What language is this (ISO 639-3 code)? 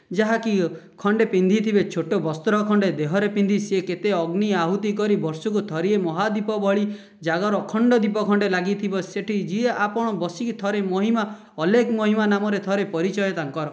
ori